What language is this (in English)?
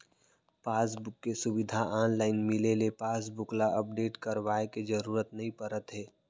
Chhattisgarhi